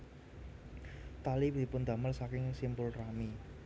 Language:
Javanese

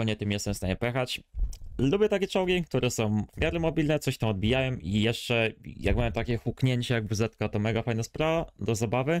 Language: Polish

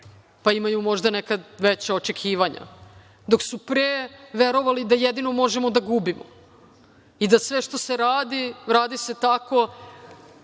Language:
Serbian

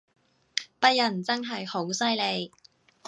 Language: Cantonese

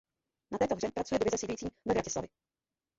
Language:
Czech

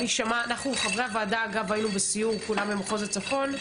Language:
Hebrew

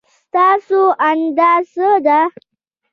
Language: Pashto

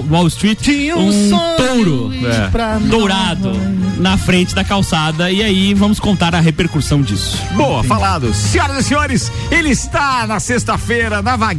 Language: Portuguese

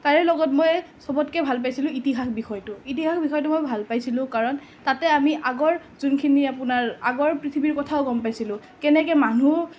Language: Assamese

